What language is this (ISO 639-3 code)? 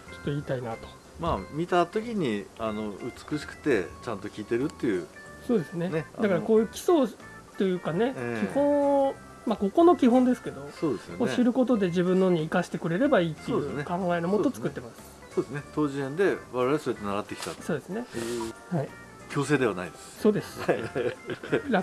jpn